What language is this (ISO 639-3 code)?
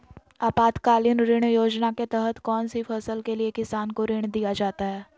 mag